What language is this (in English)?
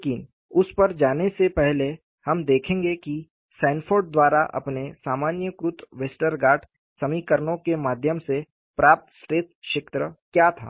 Hindi